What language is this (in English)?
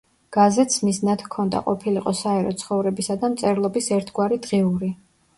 Georgian